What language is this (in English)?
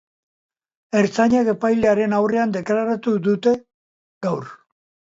Basque